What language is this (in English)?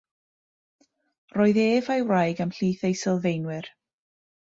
Welsh